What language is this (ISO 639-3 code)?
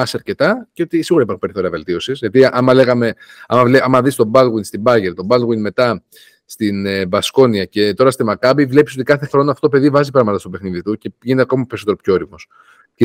ell